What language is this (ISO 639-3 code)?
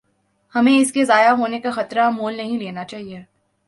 urd